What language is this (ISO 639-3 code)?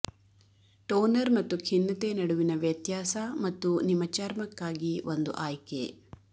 kan